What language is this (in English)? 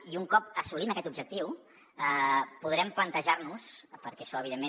Catalan